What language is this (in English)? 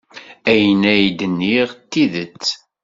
Kabyle